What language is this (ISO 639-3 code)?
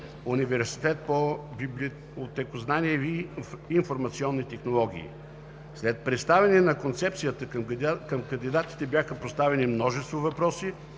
bul